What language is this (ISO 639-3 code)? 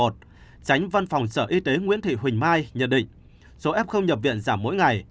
vie